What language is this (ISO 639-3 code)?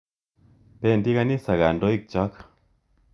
kln